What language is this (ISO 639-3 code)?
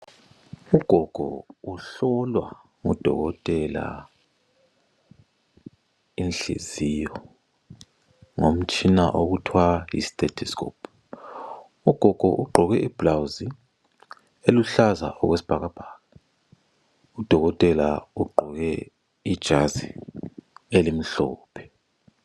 nde